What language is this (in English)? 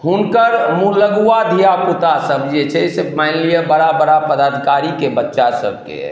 Maithili